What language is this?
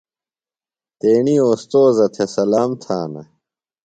Phalura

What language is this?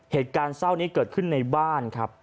Thai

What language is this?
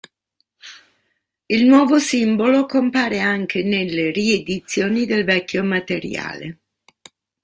Italian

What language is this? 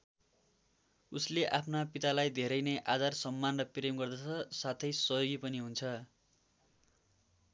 Nepali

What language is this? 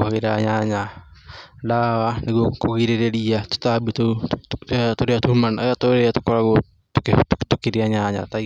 Kikuyu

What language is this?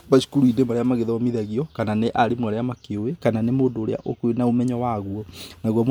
Kikuyu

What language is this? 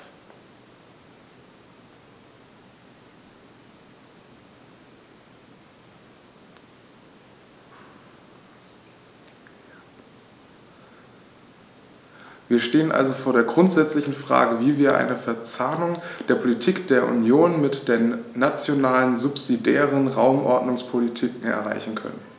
German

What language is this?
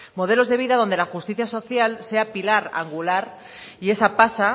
Spanish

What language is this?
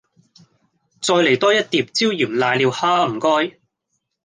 Cantonese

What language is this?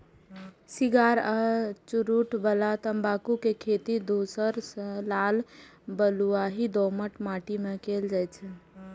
Maithili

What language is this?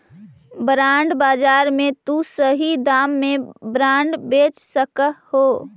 Magahi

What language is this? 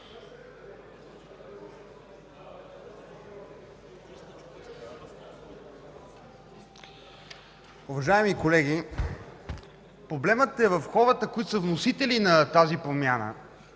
Bulgarian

